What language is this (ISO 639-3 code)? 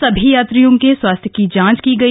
hin